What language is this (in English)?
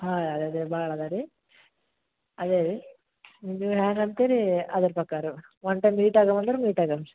Kannada